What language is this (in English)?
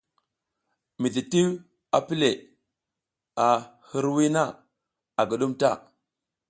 South Giziga